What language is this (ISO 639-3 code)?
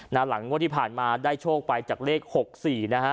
tha